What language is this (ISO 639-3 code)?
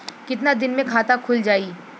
bho